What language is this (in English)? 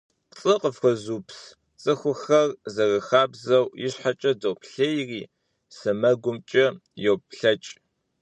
Kabardian